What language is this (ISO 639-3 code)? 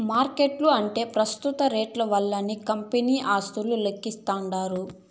tel